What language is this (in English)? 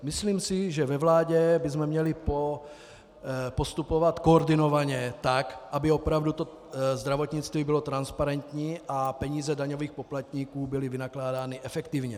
Czech